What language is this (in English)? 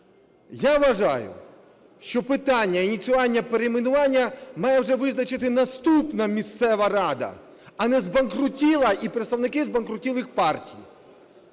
Ukrainian